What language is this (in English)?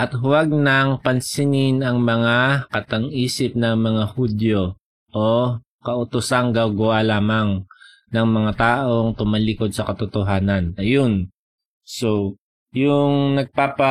Filipino